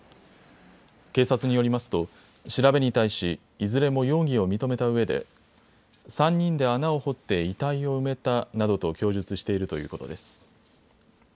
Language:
Japanese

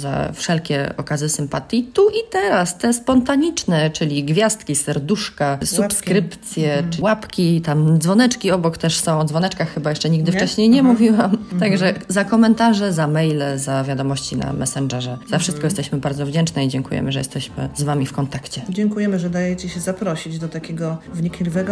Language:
Polish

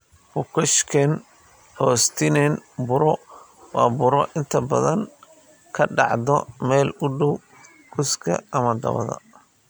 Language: Somali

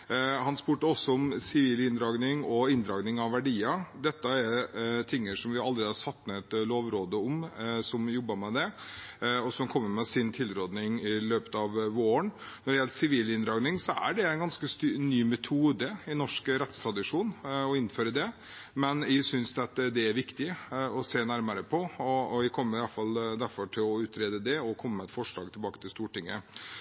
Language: Norwegian Bokmål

